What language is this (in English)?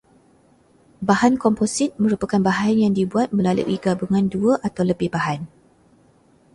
Malay